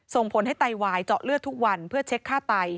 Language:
Thai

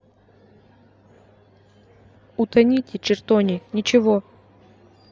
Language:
Russian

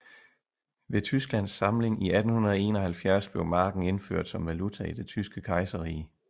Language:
Danish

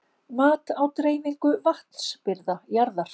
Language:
Icelandic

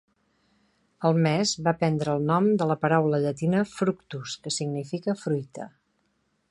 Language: Catalan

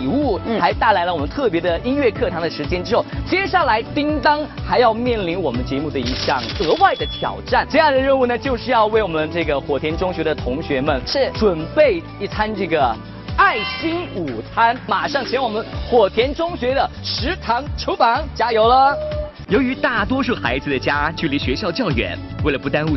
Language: Chinese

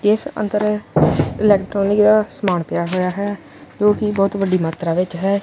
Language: Punjabi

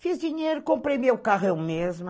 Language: Portuguese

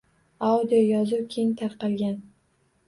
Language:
Uzbek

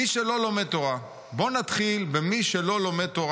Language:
Hebrew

